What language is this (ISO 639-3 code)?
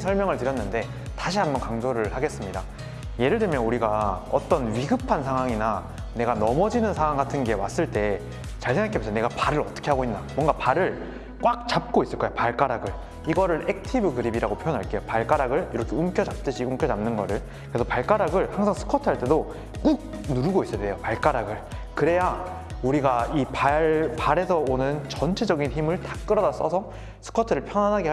kor